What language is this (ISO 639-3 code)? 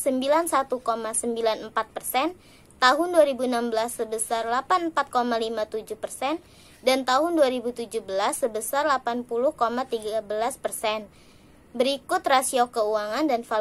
ind